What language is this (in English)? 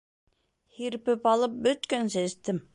Bashkir